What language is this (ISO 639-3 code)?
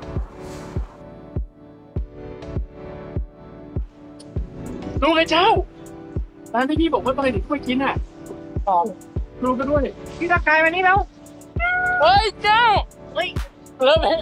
tha